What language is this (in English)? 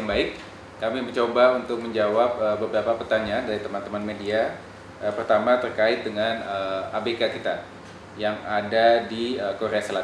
Indonesian